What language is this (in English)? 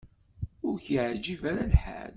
Kabyle